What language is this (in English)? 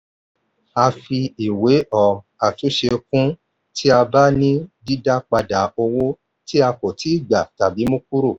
Yoruba